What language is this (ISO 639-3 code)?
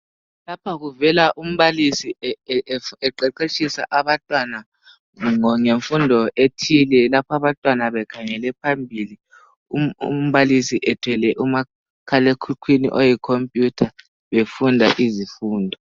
nde